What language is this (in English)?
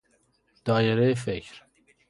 Persian